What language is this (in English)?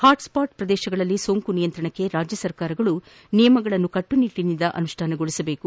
Kannada